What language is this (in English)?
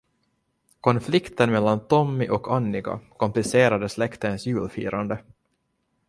Swedish